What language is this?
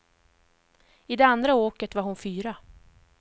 Swedish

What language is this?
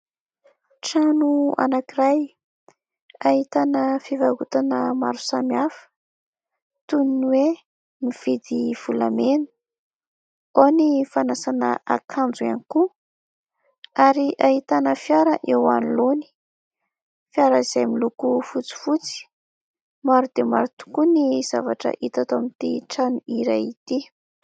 Malagasy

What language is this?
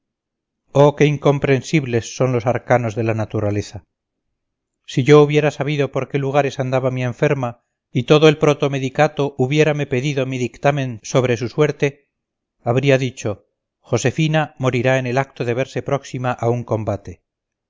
Spanish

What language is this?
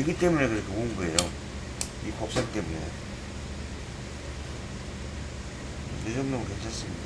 Korean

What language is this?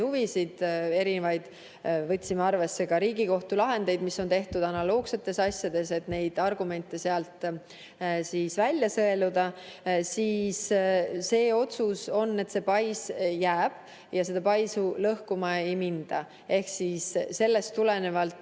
Estonian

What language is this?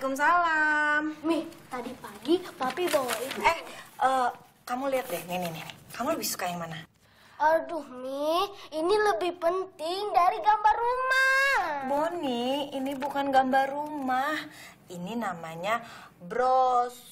Indonesian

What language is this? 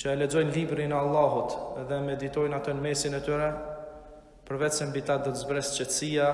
Albanian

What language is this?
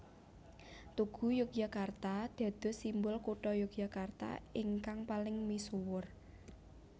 Javanese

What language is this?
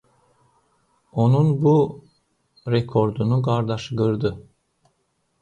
Azerbaijani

